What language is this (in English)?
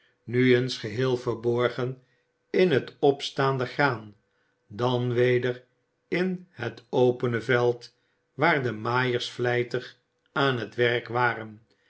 Dutch